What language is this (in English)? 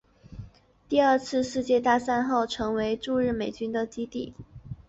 Chinese